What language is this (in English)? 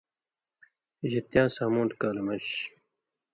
Indus Kohistani